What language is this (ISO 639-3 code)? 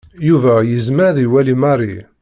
kab